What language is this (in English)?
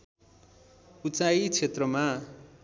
Nepali